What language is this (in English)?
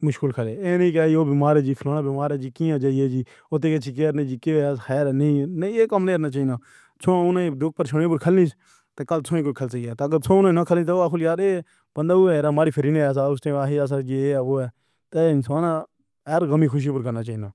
Pahari-Potwari